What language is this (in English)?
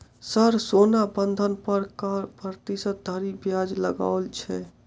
Maithili